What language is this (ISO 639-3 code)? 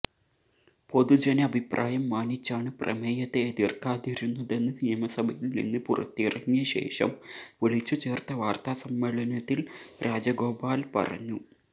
mal